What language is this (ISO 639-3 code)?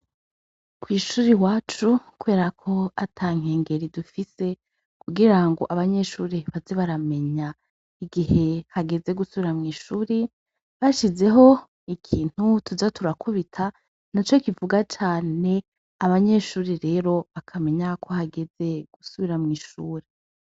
run